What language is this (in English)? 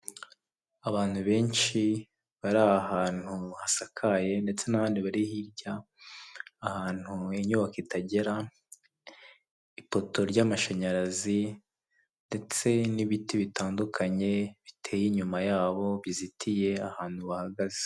Kinyarwanda